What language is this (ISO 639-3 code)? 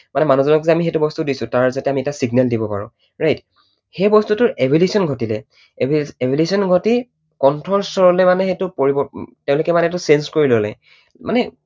asm